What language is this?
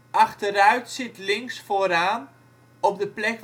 Dutch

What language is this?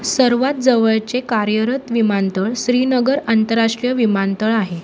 Marathi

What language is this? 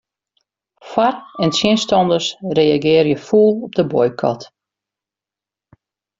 Western Frisian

